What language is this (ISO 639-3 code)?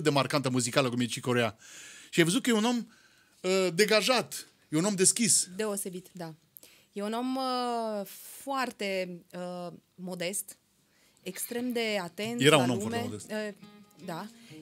ron